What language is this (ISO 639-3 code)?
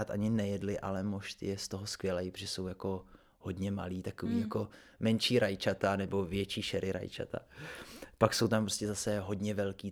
ces